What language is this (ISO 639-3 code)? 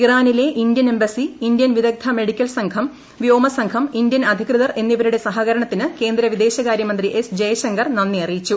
mal